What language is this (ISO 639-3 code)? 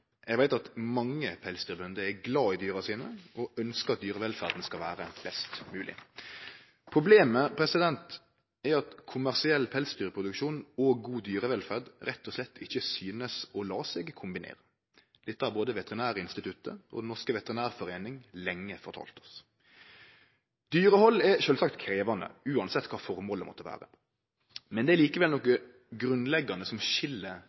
nno